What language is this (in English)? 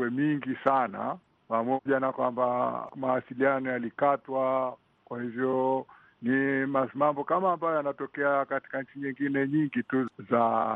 Swahili